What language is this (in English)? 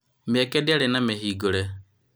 Kikuyu